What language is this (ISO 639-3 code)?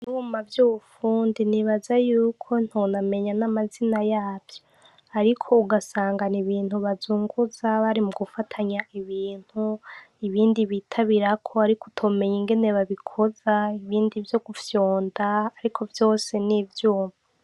run